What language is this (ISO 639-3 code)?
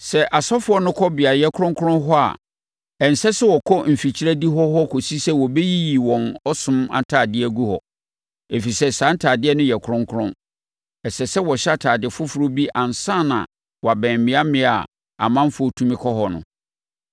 aka